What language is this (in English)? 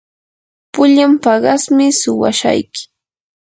Yanahuanca Pasco Quechua